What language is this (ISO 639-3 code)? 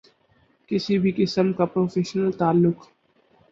urd